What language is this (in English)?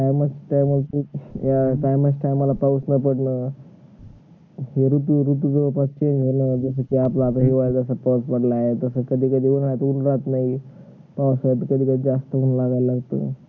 Marathi